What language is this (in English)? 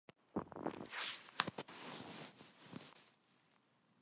Korean